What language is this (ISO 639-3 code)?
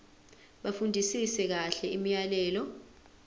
zul